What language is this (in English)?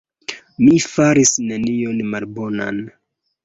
Esperanto